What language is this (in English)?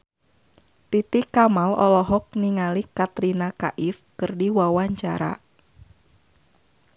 Sundanese